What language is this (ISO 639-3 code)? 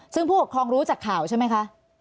tha